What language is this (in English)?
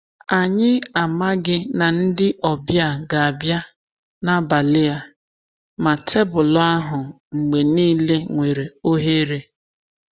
Igbo